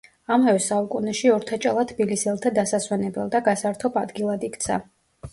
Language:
Georgian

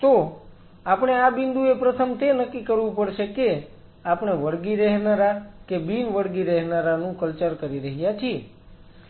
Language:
Gujarati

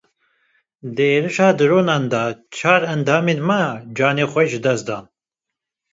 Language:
Kurdish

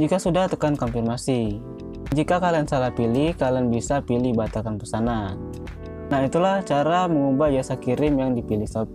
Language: Indonesian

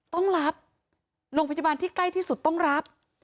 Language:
Thai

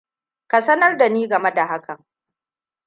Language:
Hausa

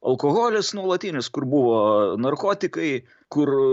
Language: Lithuanian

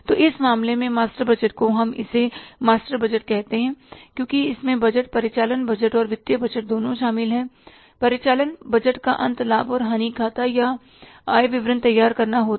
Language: Hindi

